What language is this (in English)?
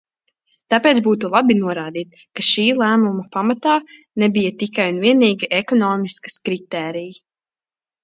Latvian